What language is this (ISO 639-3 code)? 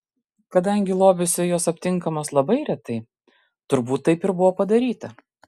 lit